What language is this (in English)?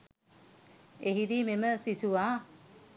Sinhala